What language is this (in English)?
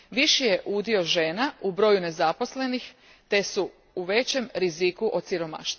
Croatian